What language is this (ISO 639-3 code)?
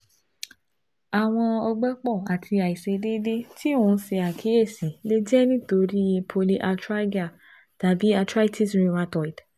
yor